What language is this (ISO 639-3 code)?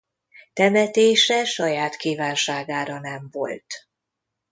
hun